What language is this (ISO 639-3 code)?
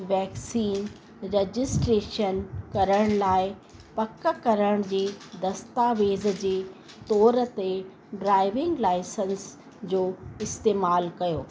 snd